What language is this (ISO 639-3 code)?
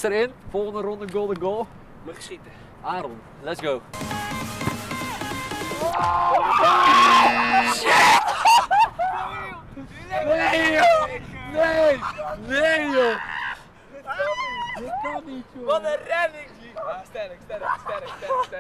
nld